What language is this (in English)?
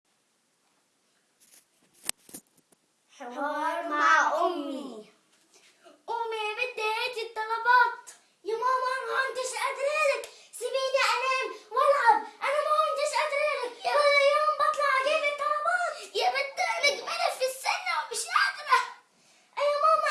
Arabic